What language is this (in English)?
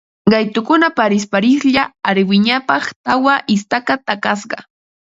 Ambo-Pasco Quechua